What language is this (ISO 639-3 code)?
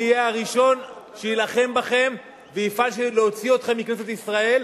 heb